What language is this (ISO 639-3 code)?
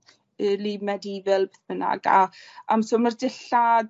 cym